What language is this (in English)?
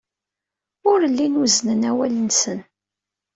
Kabyle